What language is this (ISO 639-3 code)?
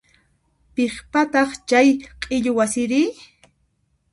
qxp